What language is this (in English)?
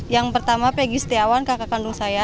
Indonesian